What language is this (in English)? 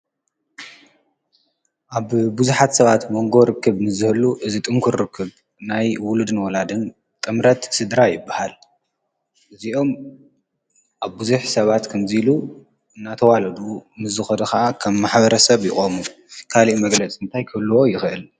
Tigrinya